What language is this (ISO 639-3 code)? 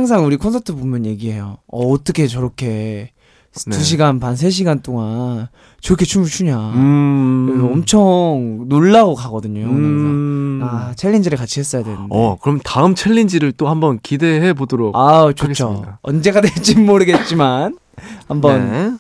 kor